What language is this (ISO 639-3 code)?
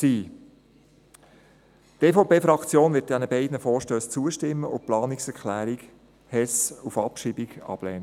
gsw